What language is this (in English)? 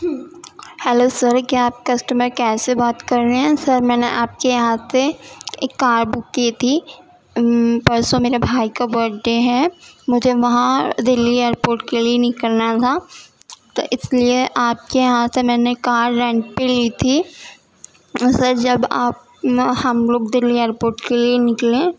Urdu